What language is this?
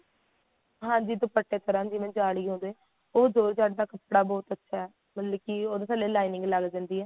Punjabi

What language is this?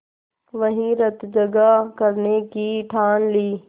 Hindi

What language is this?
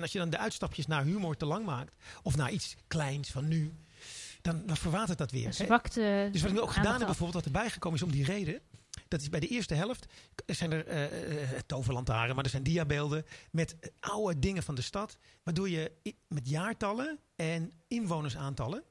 Dutch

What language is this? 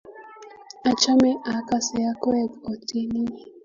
Kalenjin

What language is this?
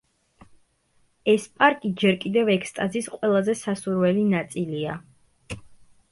Georgian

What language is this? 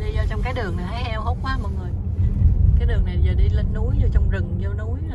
Vietnamese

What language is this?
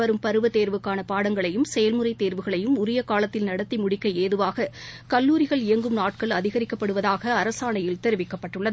Tamil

